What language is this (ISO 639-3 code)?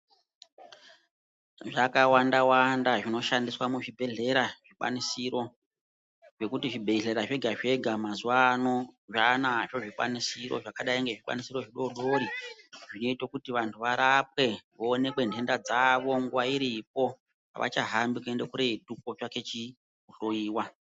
ndc